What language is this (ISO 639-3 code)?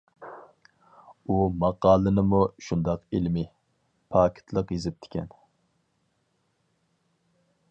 uig